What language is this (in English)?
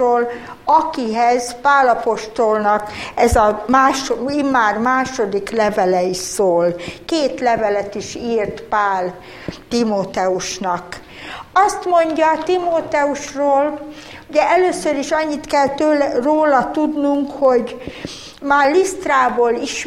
Hungarian